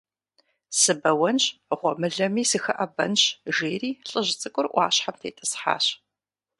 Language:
Kabardian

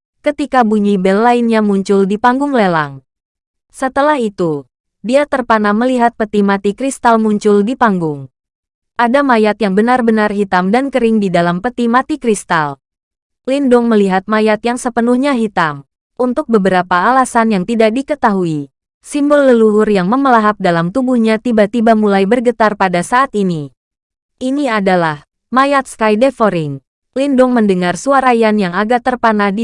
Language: Indonesian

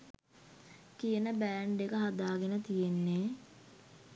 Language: Sinhala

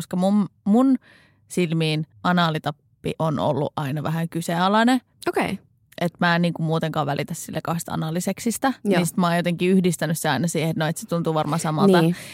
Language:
Finnish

